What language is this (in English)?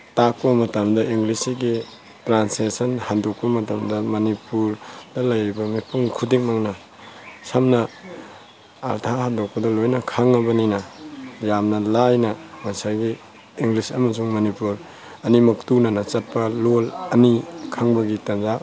Manipuri